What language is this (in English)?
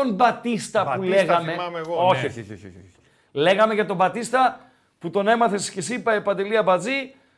Greek